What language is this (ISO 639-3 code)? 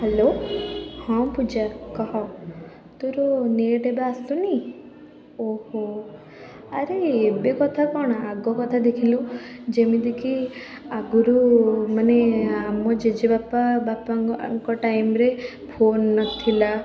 ori